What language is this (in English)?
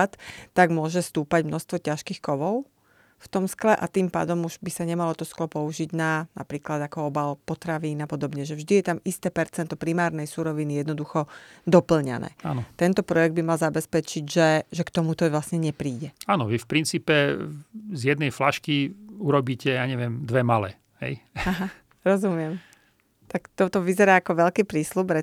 Slovak